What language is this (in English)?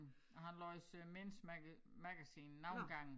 Danish